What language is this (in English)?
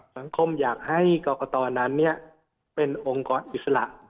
Thai